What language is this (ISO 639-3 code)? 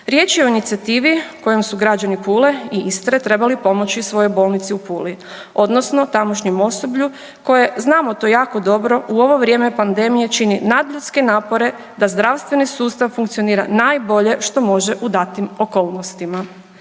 hrv